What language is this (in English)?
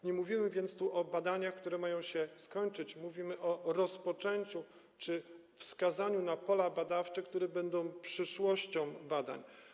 Polish